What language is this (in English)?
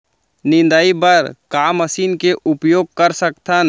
Chhattisgarhi